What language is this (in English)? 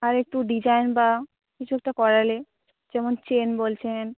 Bangla